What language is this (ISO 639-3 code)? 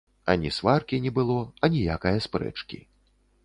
bel